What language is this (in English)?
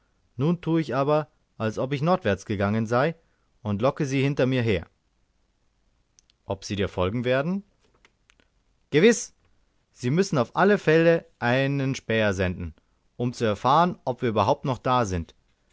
German